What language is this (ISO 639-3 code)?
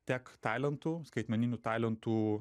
lit